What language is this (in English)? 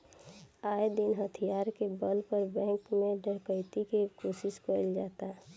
Bhojpuri